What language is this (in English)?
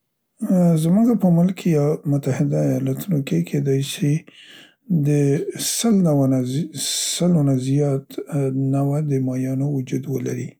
Central Pashto